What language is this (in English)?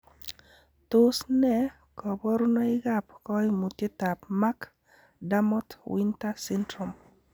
Kalenjin